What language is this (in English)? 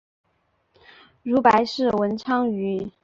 Chinese